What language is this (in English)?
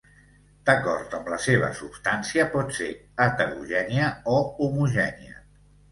Catalan